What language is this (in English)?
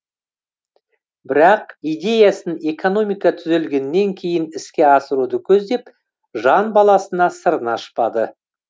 Kazakh